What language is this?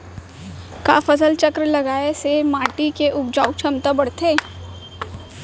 Chhattisgarhi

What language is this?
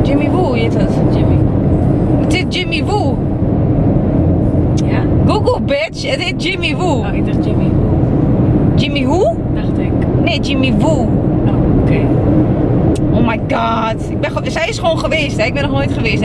Dutch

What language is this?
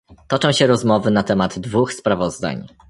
Polish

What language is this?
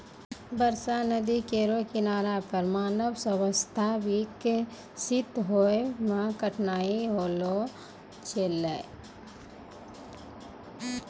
Maithili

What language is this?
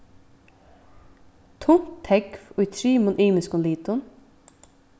Faroese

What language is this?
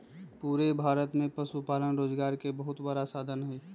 Magahi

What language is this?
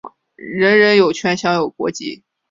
Chinese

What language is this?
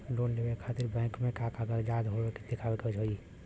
Bhojpuri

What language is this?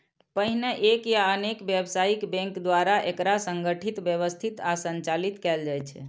Maithili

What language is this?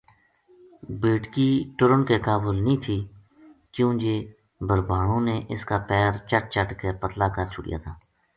Gujari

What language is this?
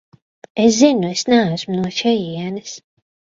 Latvian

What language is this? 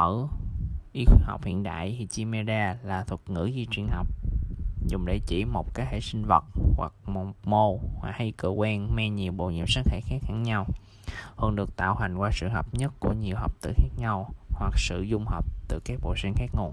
Vietnamese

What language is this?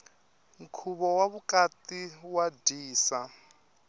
Tsonga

